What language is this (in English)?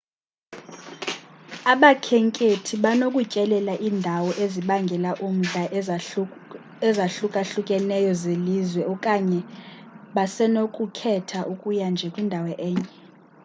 Xhosa